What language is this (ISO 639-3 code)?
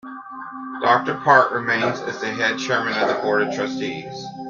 eng